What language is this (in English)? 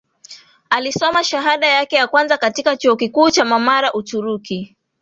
Swahili